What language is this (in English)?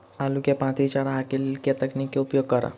Maithili